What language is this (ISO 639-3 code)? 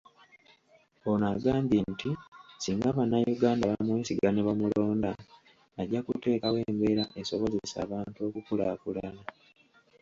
lug